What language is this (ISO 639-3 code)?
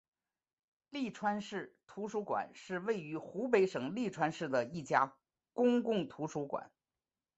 zho